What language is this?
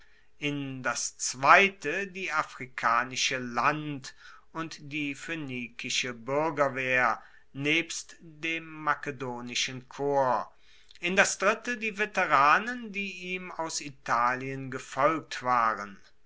German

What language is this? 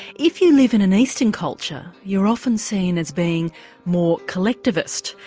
English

